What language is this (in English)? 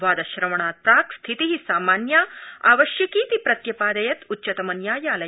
Sanskrit